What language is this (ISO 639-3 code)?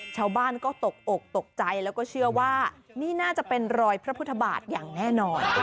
tha